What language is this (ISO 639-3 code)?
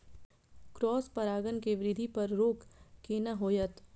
mai